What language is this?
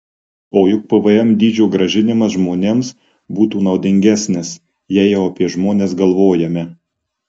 Lithuanian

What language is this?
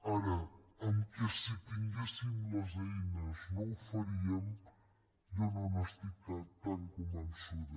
Catalan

